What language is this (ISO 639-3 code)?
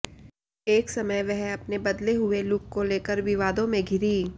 hin